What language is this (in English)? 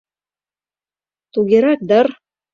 Mari